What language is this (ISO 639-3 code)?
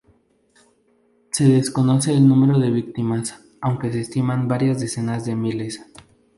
spa